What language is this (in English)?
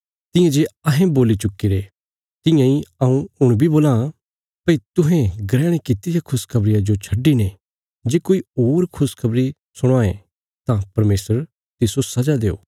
Bilaspuri